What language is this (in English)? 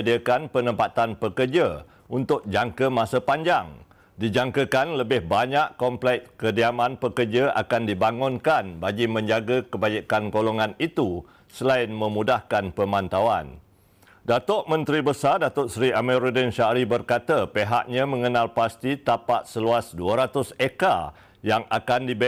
Malay